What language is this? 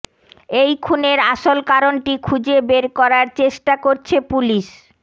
Bangla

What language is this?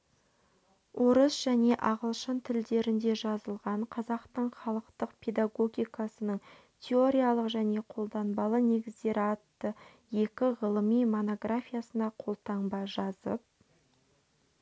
Kazakh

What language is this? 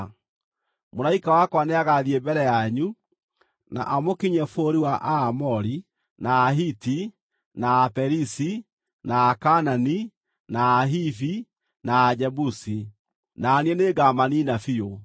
Kikuyu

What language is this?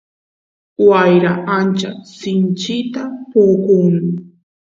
Santiago del Estero Quichua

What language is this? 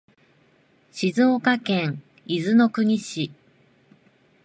Japanese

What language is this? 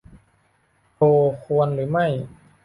Thai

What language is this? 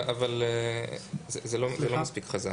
Hebrew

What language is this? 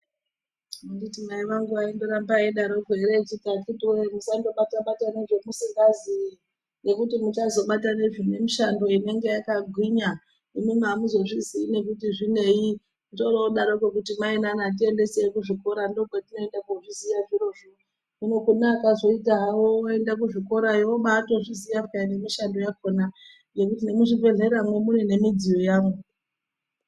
Ndau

